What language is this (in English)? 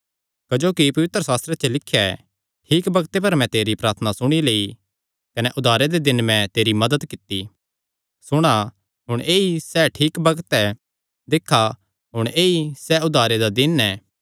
Kangri